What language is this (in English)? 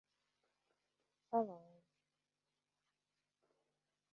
Uzbek